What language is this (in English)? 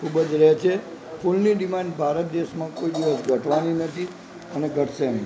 Gujarati